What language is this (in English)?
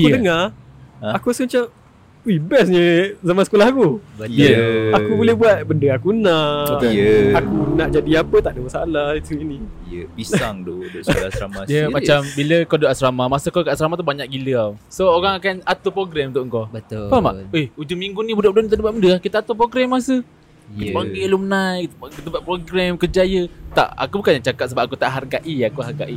Malay